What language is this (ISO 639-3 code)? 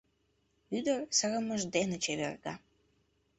chm